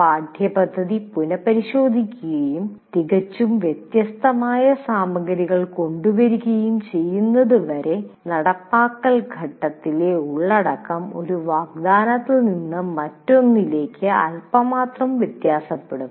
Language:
Malayalam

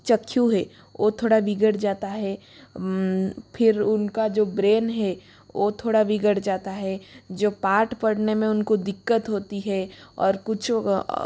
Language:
Hindi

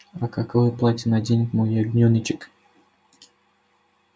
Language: Russian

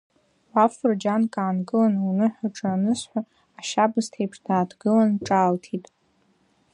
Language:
Abkhazian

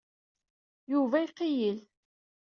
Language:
Kabyle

